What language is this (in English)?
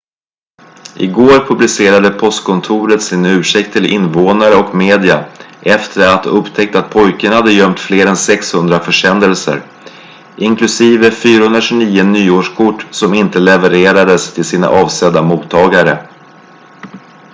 Swedish